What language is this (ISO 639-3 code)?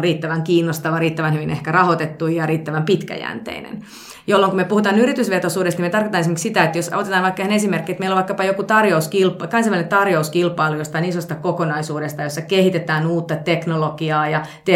fin